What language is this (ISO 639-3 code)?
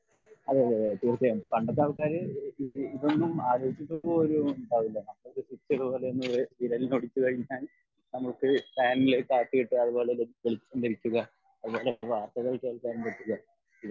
mal